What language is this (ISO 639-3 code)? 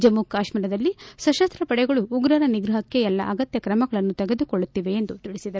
kan